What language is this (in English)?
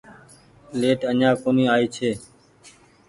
Goaria